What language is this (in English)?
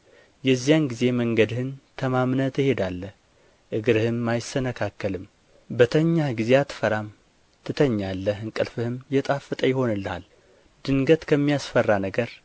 Amharic